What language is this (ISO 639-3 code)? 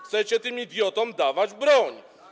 pol